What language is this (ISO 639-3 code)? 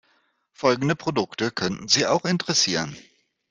deu